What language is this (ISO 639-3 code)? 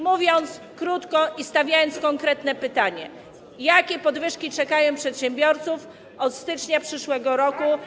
pol